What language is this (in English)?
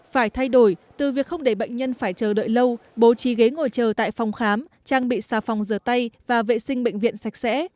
Vietnamese